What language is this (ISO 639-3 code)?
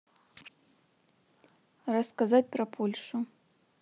rus